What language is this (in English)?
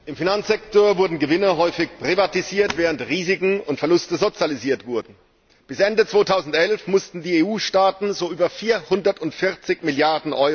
German